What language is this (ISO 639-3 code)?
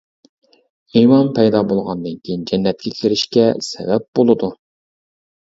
uig